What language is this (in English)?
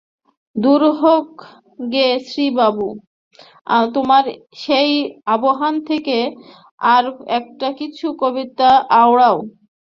Bangla